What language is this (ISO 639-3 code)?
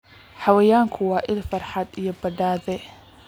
som